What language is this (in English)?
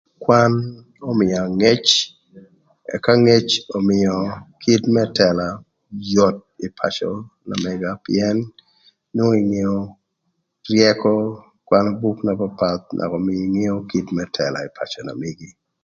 Thur